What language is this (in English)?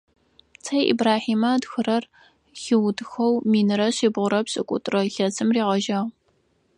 Adyghe